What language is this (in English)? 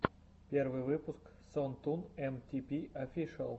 Russian